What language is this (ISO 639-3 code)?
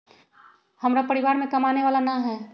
mag